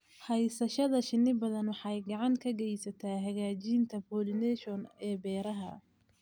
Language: Somali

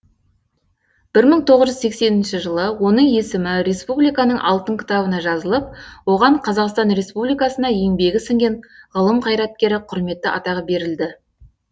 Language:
Kazakh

